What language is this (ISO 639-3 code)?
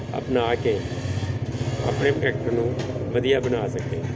pan